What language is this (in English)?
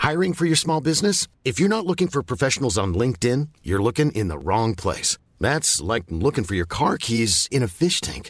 Filipino